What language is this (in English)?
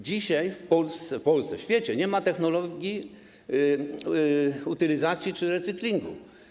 Polish